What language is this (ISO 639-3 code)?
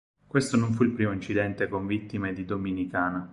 ita